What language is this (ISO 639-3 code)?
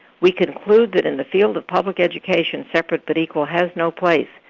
eng